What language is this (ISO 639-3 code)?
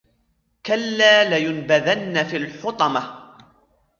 ara